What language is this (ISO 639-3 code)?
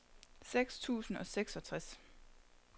dan